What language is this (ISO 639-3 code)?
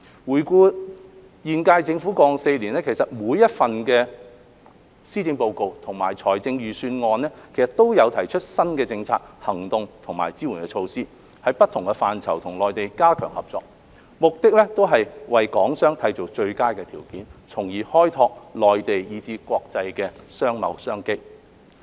yue